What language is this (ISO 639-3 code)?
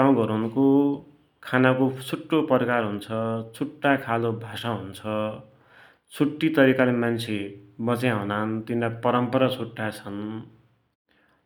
dty